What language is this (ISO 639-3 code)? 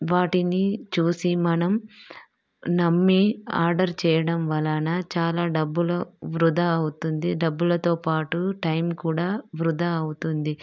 tel